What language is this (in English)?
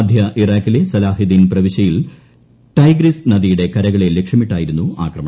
Malayalam